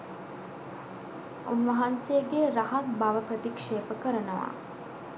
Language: Sinhala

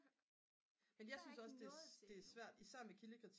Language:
Danish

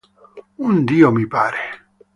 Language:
Italian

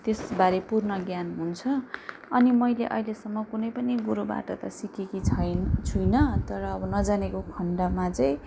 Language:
Nepali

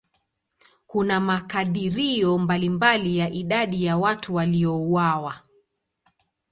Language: Swahili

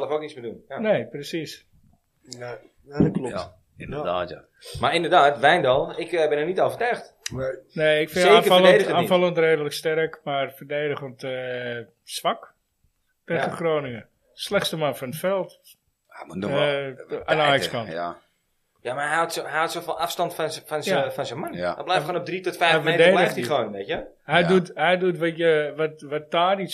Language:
Dutch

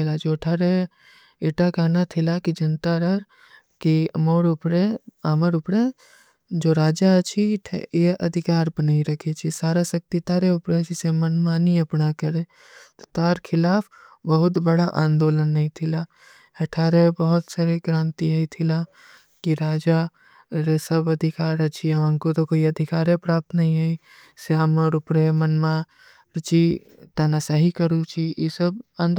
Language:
Kui (India)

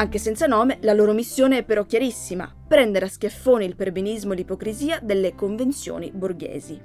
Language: Italian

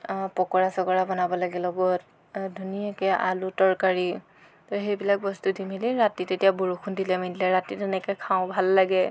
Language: Assamese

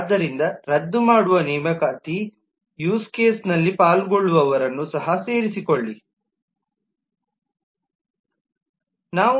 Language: Kannada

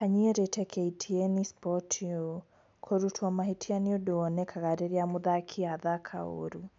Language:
Kikuyu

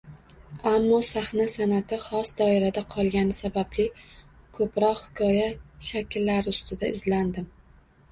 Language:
Uzbek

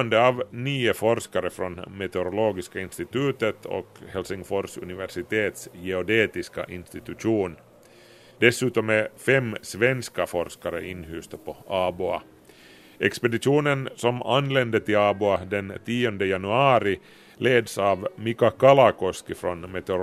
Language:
Swedish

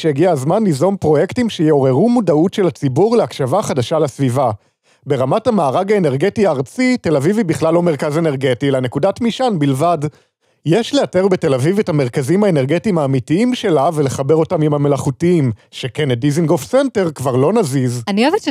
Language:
Hebrew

